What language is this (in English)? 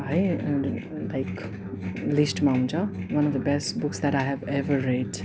Nepali